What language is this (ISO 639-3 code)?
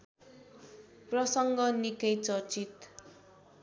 nep